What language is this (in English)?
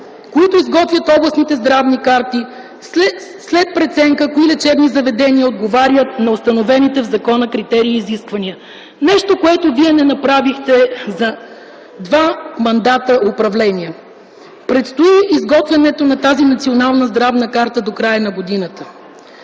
Bulgarian